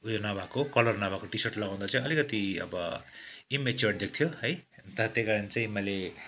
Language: Nepali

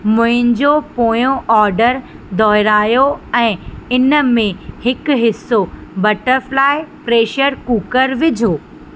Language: Sindhi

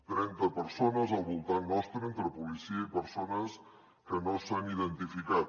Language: Catalan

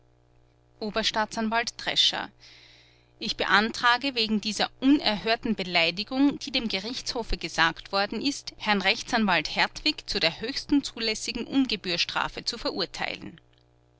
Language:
German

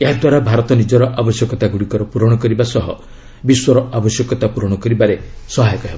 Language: Odia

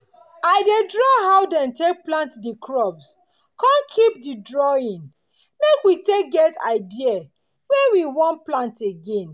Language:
Nigerian Pidgin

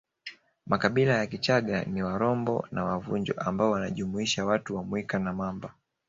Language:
Swahili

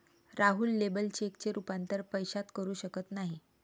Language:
Marathi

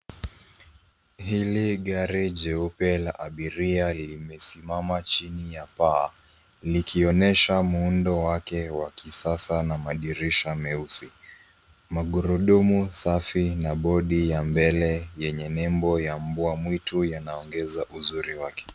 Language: Swahili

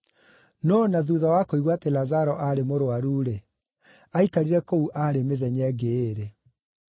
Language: Kikuyu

